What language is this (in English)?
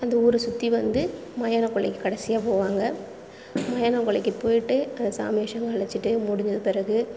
Tamil